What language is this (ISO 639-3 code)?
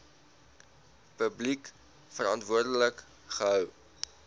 afr